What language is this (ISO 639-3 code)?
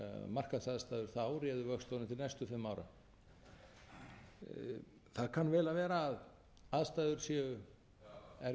isl